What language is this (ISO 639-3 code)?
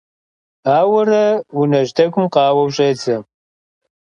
kbd